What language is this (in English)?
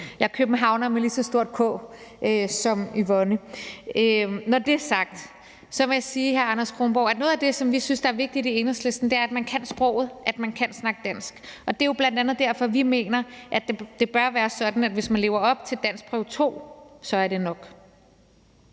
Danish